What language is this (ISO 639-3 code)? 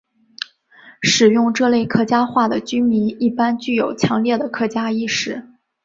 zho